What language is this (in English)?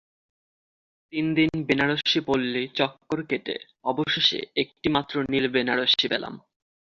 Bangla